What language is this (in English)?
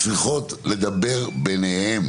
Hebrew